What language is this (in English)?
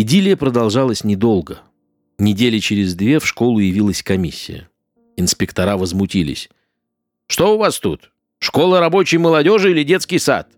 Russian